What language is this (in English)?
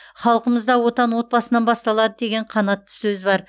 Kazakh